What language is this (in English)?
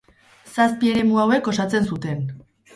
Basque